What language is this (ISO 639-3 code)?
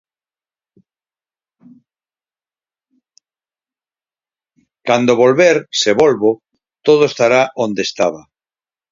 glg